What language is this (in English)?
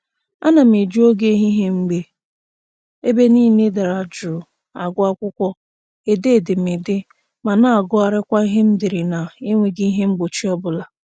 Igbo